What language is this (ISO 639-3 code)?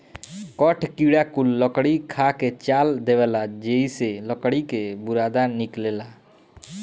bho